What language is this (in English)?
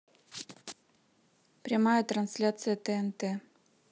Russian